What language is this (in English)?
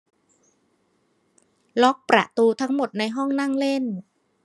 Thai